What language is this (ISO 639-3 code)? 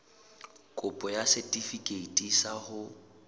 sot